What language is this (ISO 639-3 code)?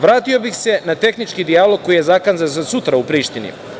srp